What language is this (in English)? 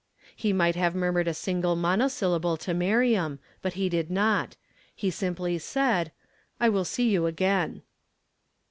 English